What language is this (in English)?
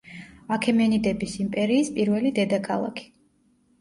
Georgian